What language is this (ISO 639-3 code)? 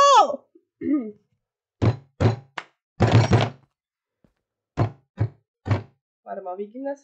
deu